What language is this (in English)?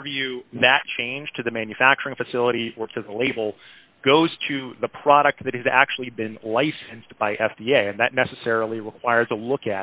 English